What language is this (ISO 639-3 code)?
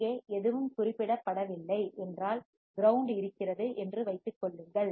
tam